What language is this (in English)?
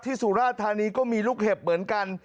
Thai